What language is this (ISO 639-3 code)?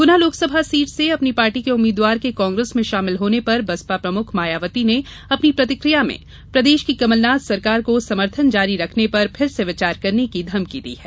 hin